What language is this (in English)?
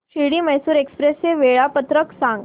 Marathi